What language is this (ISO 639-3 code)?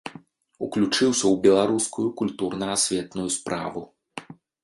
bel